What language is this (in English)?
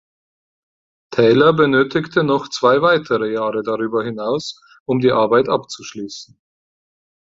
German